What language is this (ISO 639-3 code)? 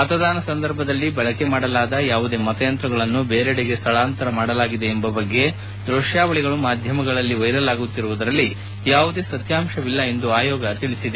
kan